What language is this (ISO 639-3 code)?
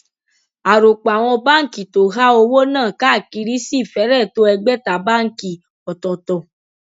yor